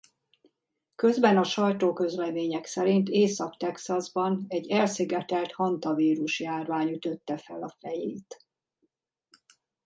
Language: Hungarian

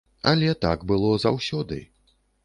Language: Belarusian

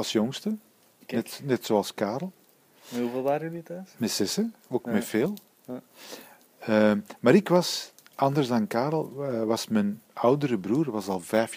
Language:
Dutch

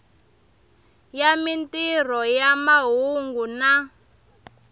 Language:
Tsonga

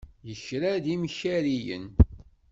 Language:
Kabyle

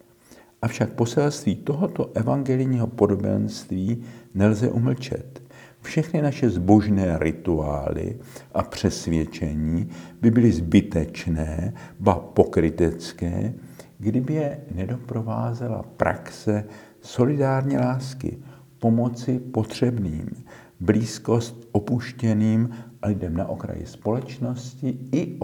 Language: Czech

